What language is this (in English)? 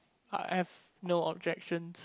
English